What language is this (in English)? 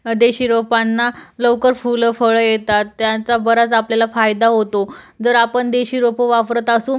Marathi